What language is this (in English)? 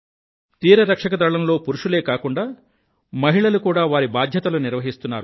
Telugu